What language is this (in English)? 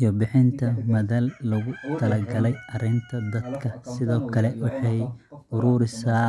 Somali